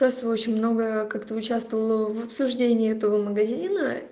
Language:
Russian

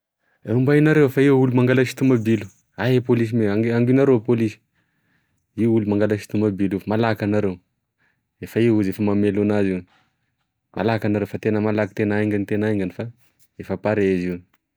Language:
Tesaka Malagasy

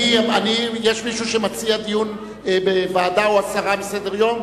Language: Hebrew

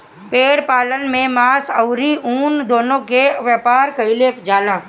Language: Bhojpuri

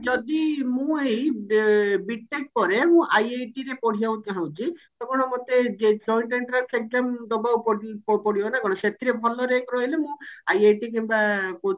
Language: Odia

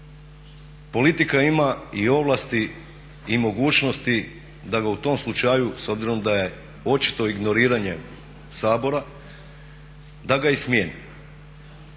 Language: Croatian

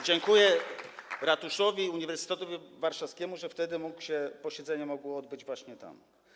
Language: Polish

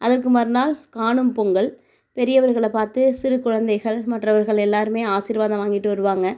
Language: Tamil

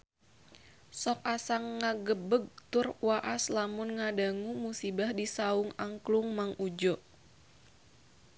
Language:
Sundanese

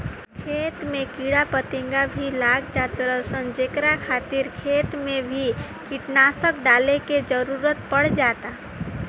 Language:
Bhojpuri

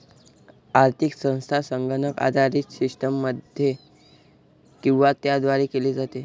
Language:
Marathi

